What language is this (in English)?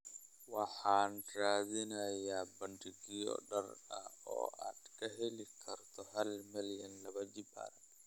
Somali